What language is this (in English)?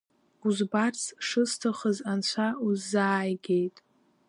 Abkhazian